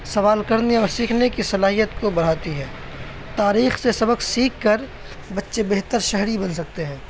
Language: Urdu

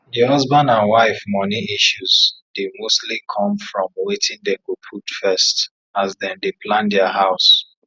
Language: Nigerian Pidgin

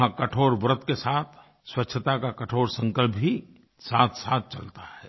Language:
Hindi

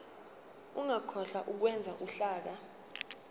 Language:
Zulu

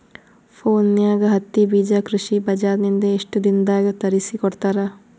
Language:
Kannada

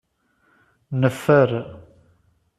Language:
Kabyle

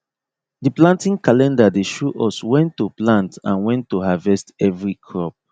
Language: Nigerian Pidgin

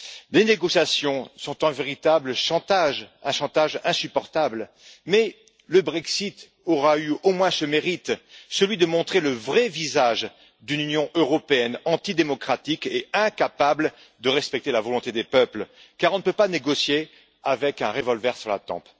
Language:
French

